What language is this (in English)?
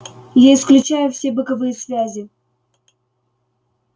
Russian